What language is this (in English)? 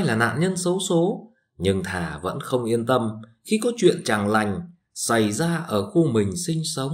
Vietnamese